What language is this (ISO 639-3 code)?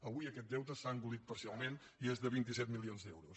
cat